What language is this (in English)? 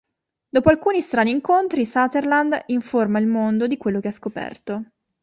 Italian